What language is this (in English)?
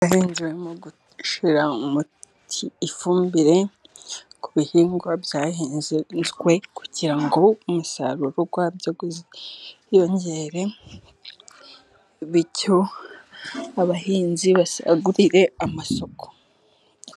Kinyarwanda